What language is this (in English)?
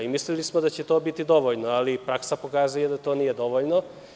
Serbian